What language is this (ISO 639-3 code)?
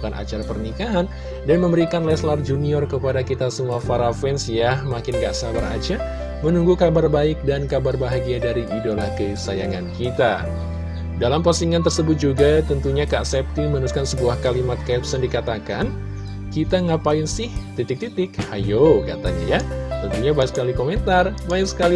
ind